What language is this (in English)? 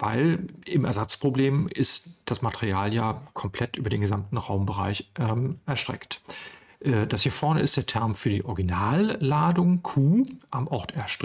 German